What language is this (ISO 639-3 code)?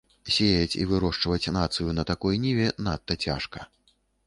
bel